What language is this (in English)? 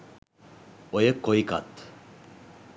Sinhala